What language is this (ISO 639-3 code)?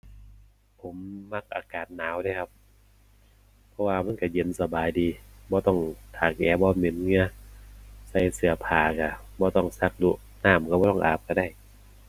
tha